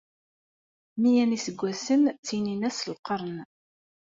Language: Kabyle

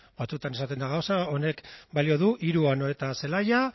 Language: Basque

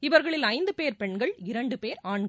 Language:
Tamil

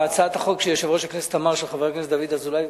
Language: Hebrew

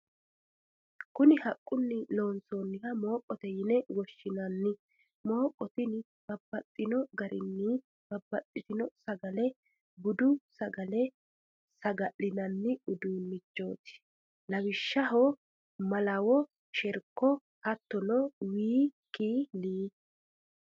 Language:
Sidamo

